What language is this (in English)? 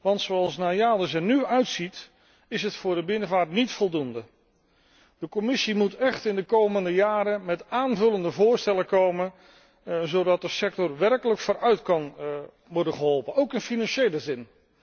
Dutch